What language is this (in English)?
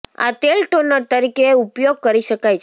Gujarati